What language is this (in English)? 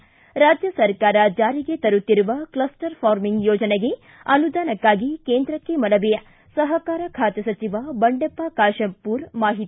Kannada